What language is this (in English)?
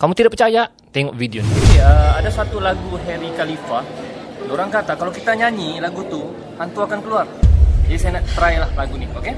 Malay